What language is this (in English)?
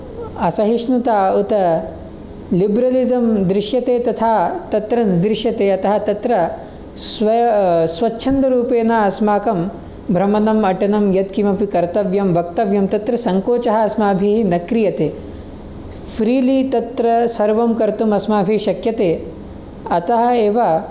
Sanskrit